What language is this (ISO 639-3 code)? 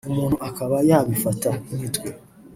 kin